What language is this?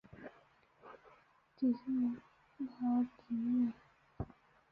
Chinese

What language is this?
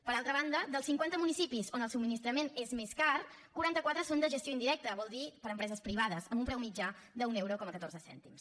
Catalan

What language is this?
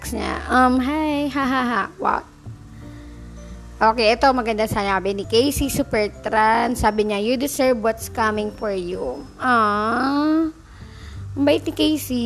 Filipino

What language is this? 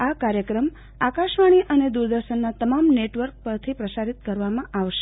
Gujarati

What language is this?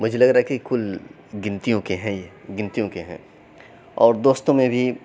Urdu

